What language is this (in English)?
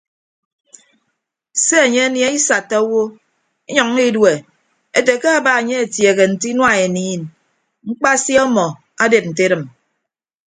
Ibibio